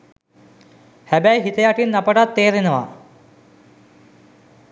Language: Sinhala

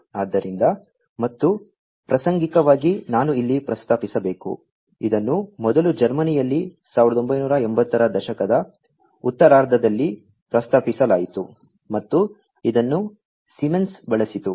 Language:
Kannada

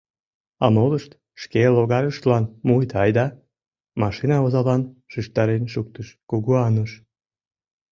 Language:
Mari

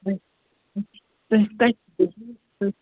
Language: Kashmiri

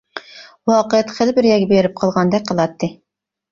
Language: Uyghur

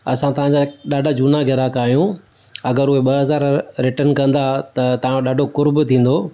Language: Sindhi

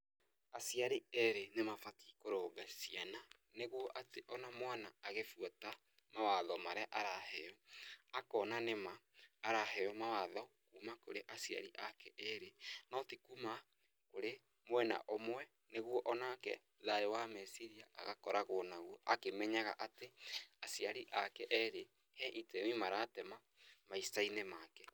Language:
Kikuyu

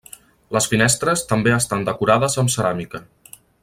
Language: Catalan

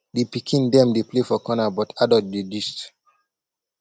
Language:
Nigerian Pidgin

